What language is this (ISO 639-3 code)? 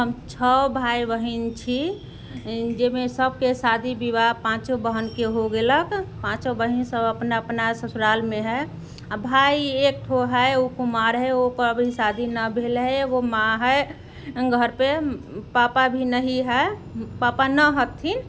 mai